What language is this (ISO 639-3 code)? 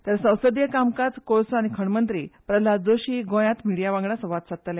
kok